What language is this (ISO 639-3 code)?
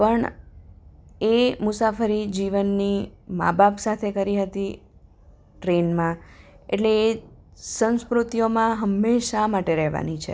guj